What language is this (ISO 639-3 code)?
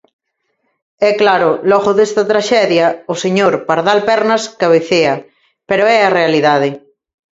glg